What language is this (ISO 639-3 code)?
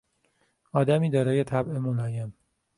fas